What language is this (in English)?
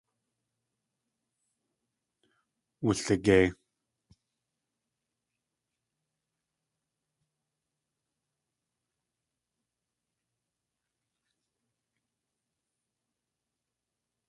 Tlingit